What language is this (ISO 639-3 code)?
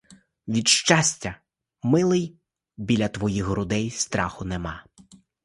ukr